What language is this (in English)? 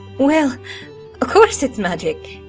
English